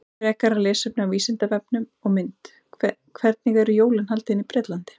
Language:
Icelandic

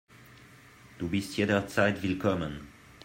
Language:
German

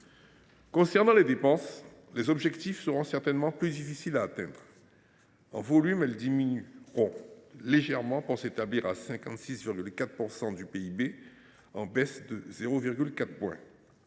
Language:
French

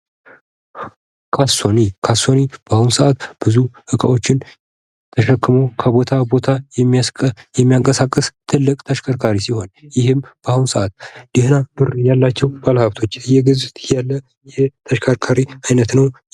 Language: Amharic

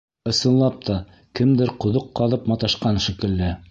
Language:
Bashkir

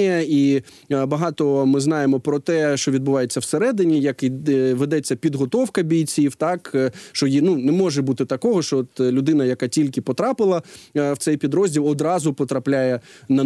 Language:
Ukrainian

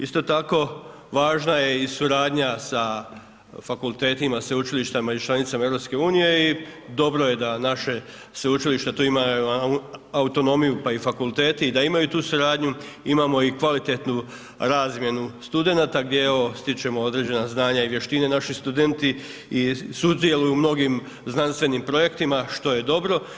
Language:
Croatian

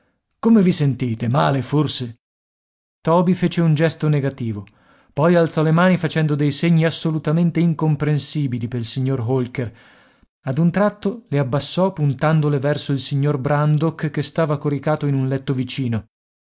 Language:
Italian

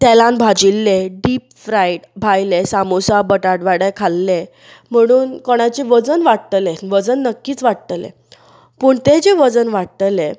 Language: Konkani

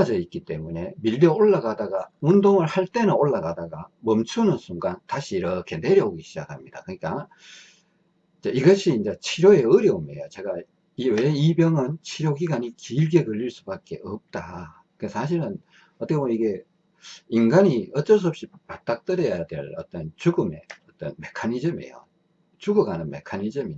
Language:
Korean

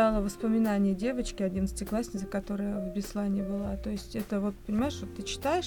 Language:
Russian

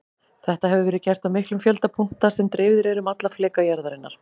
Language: Icelandic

